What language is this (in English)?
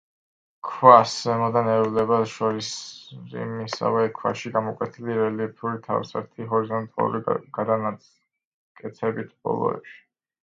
Georgian